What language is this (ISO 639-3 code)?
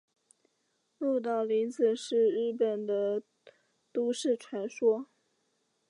zho